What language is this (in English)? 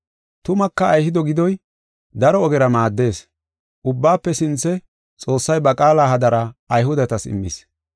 Gofa